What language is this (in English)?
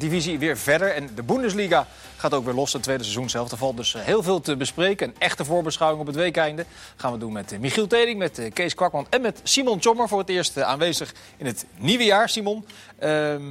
Dutch